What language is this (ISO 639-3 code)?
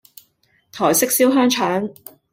yue